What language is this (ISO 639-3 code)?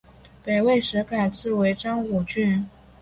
zho